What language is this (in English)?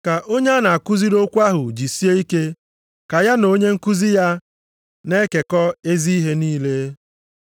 Igbo